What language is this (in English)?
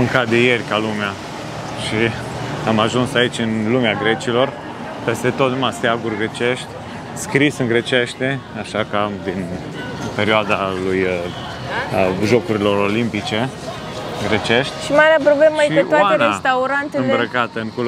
Romanian